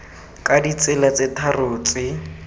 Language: Tswana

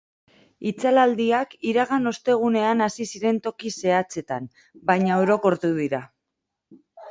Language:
Basque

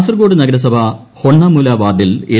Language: Malayalam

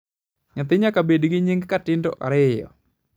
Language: Luo (Kenya and Tanzania)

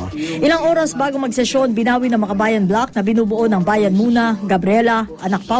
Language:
Filipino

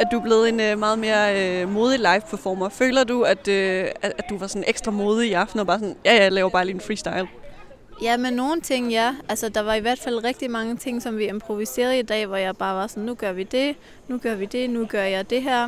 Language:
Danish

